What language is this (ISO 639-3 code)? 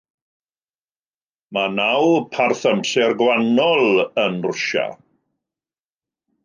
cym